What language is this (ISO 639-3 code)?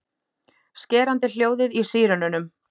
isl